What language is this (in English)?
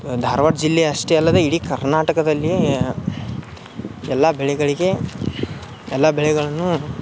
Kannada